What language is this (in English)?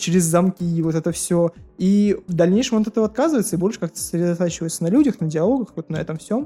Russian